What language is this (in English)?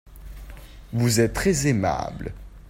French